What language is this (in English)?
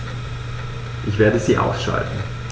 German